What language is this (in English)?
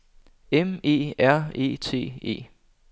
Danish